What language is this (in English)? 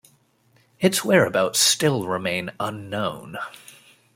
English